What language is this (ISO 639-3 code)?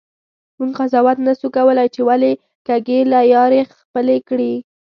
pus